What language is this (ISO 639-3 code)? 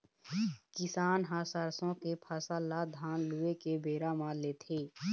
hne